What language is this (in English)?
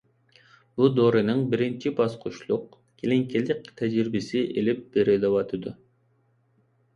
Uyghur